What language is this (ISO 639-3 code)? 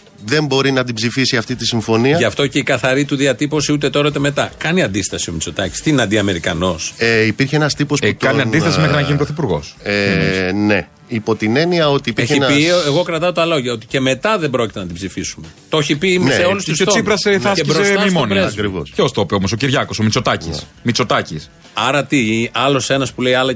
ell